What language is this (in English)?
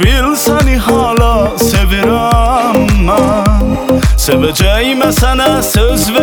Persian